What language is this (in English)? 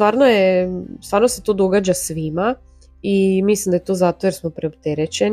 Croatian